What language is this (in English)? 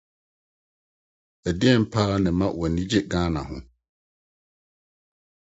Akan